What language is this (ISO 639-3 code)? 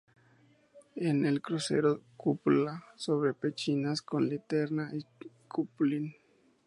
spa